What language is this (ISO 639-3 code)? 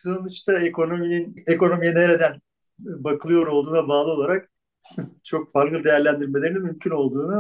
tur